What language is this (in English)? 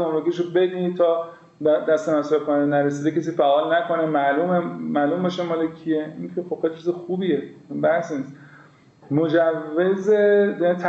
Persian